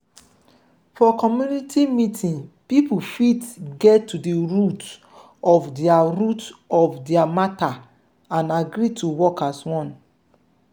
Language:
Nigerian Pidgin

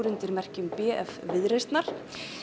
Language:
Icelandic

